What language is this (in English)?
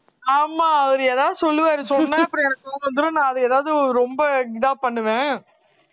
Tamil